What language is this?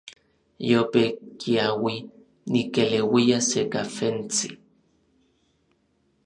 Orizaba Nahuatl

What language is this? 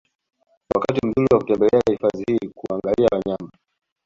Swahili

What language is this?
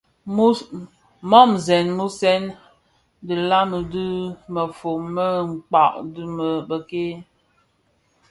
Bafia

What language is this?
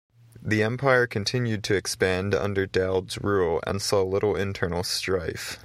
English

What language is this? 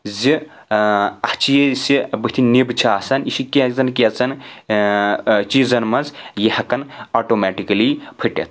Kashmiri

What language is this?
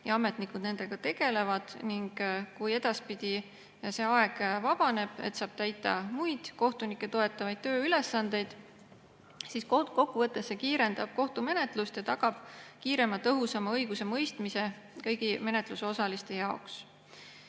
Estonian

